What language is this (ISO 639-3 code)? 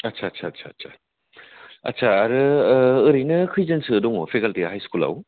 brx